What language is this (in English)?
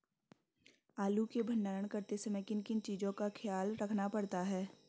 Hindi